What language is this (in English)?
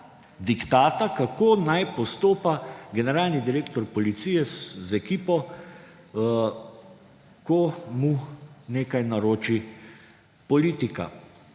Slovenian